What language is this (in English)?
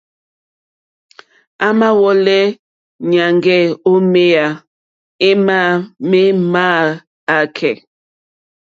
Mokpwe